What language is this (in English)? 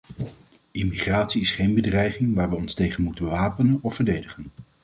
Dutch